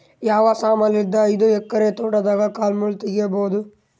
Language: Kannada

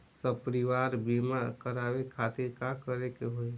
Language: Bhojpuri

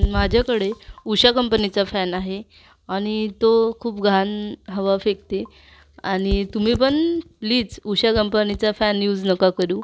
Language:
Marathi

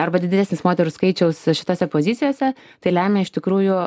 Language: Lithuanian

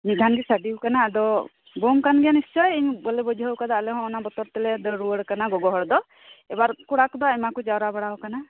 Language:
Santali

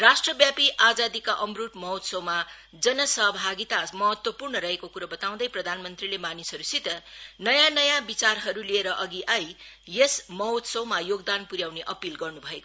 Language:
Nepali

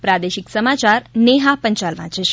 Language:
Gujarati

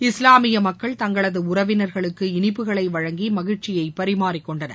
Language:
Tamil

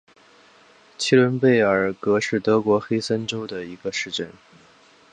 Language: Chinese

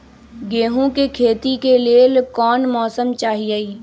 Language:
Magahi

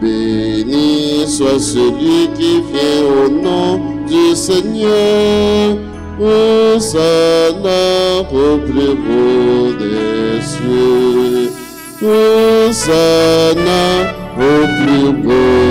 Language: French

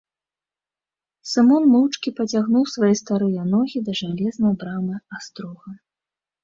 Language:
Belarusian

